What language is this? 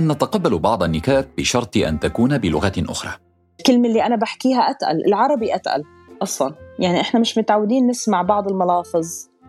Arabic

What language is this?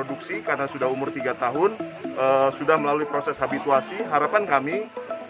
Indonesian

